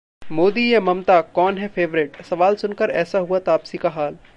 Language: Hindi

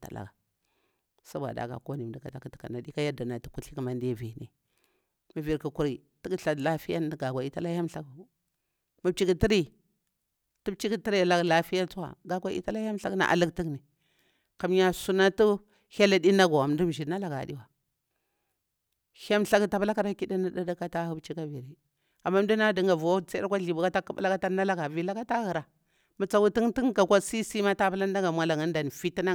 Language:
Bura-Pabir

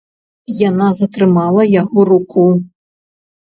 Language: Belarusian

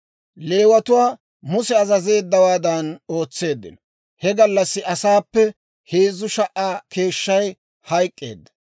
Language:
Dawro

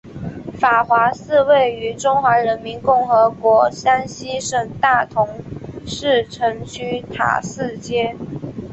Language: Chinese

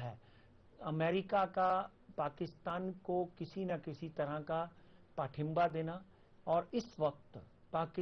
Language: Hindi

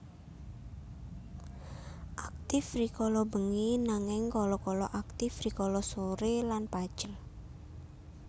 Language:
Javanese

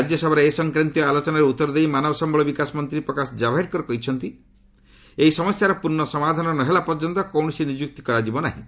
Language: Odia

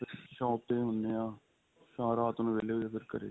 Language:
Punjabi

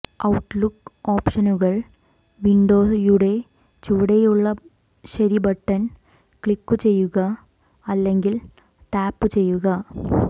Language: Malayalam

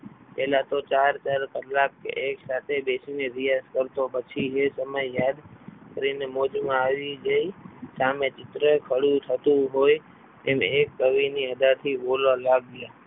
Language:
Gujarati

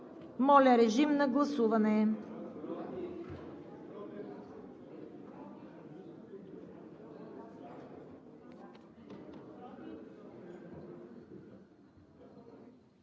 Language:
Bulgarian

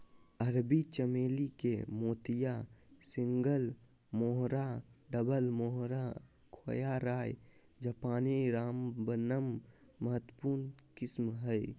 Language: Magahi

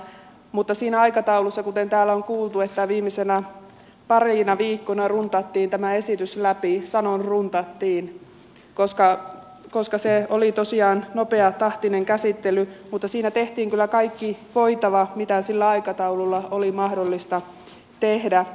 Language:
Finnish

